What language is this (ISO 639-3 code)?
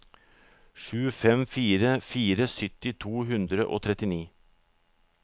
nor